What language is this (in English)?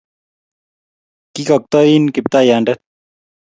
Kalenjin